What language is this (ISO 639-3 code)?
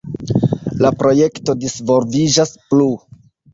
epo